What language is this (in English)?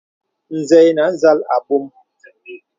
Bebele